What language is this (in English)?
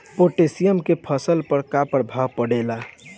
Bhojpuri